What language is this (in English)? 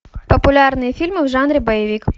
Russian